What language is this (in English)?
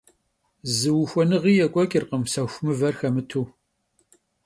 Kabardian